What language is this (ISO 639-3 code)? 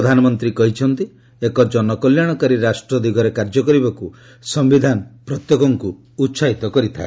ori